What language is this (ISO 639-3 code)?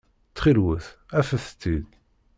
kab